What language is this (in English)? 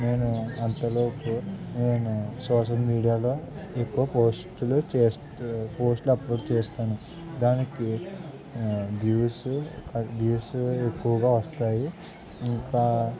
Telugu